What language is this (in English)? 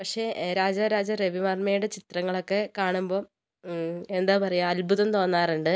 Malayalam